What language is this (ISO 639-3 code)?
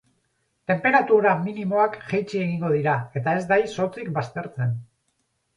eus